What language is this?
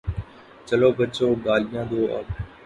Urdu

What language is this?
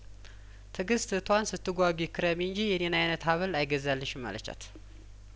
Amharic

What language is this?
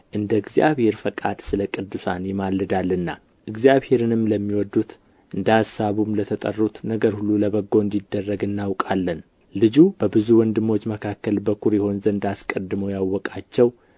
Amharic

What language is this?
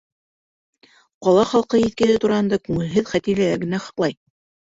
Bashkir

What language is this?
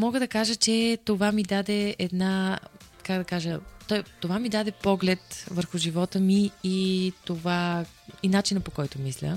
Bulgarian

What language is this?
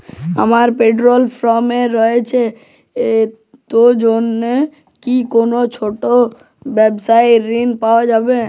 Bangla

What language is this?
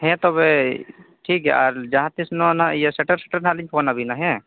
Santali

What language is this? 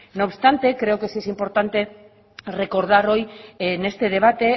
Spanish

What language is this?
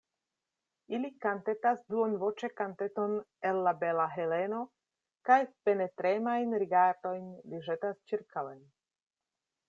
Esperanto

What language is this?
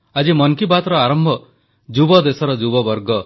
Odia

